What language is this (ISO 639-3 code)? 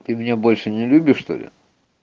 rus